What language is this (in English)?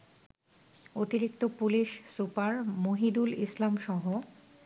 Bangla